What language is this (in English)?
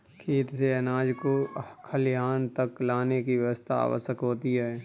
Hindi